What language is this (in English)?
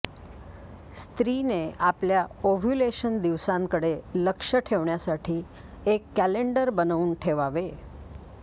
Marathi